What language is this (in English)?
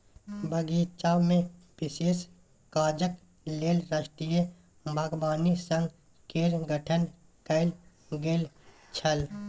Maithili